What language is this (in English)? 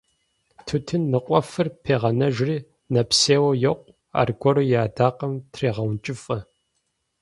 Kabardian